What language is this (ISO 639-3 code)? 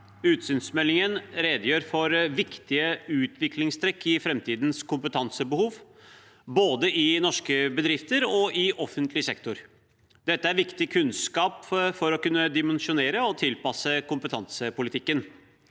nor